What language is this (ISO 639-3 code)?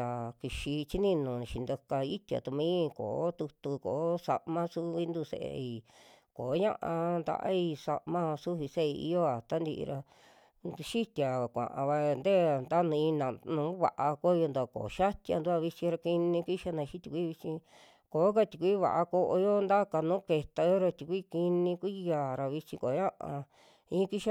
jmx